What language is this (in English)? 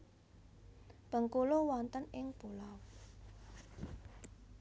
Javanese